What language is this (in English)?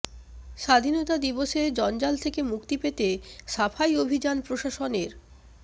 Bangla